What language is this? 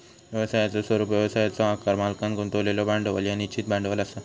Marathi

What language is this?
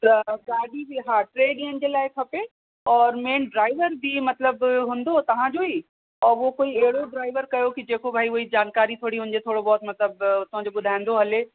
Sindhi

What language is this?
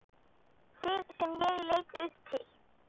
Icelandic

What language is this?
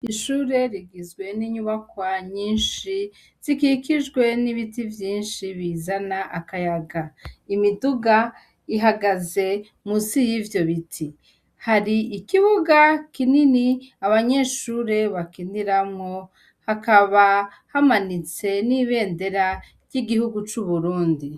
Rundi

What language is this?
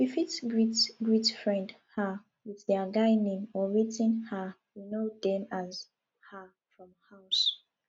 Nigerian Pidgin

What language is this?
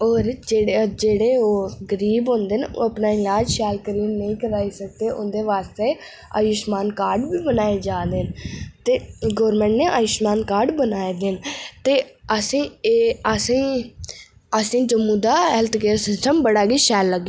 Dogri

